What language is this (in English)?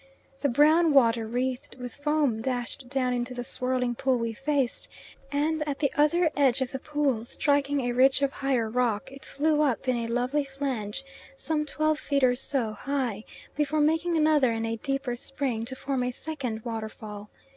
English